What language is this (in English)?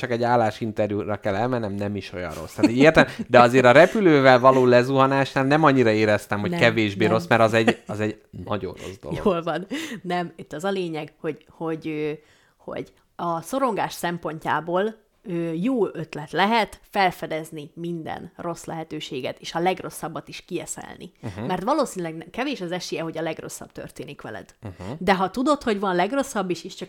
Hungarian